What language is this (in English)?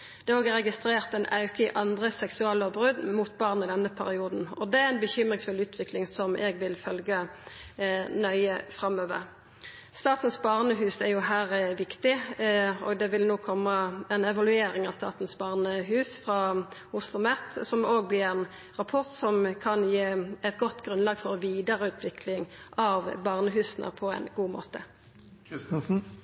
Norwegian Nynorsk